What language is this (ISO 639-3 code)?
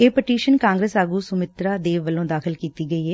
pan